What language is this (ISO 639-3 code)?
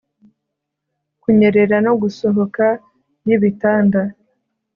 kin